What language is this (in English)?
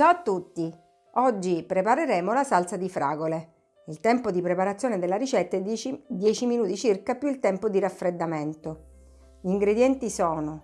Italian